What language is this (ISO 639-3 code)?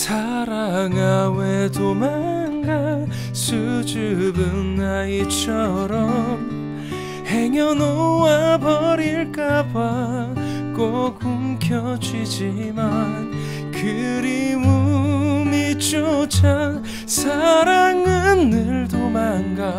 kor